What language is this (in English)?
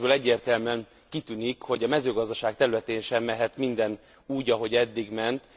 Hungarian